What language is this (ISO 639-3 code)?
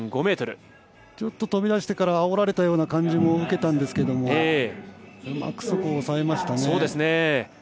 jpn